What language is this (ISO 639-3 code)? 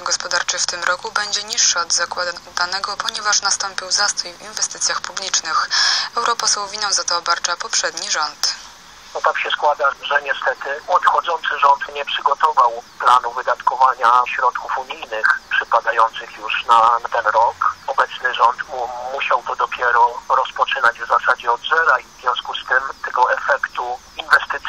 pol